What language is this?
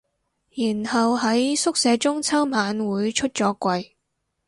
Cantonese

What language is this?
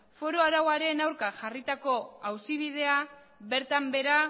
Basque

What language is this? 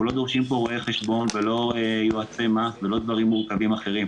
Hebrew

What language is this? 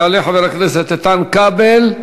Hebrew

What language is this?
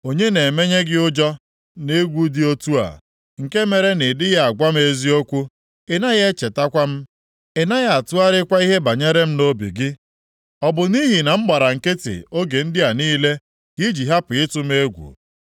Igbo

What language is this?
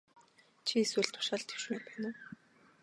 Mongolian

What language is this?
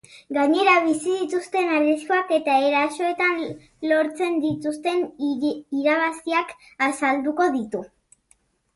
Basque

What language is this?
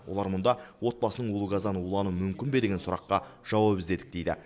Kazakh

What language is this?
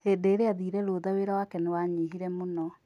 Kikuyu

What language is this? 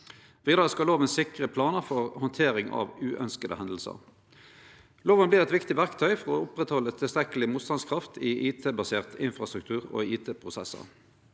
Norwegian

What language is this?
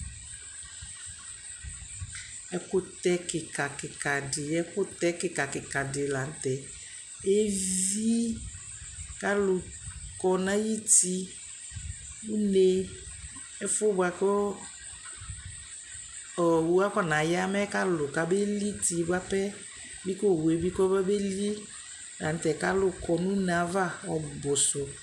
Ikposo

